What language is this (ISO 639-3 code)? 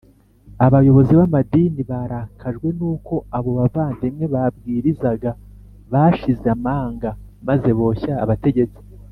kin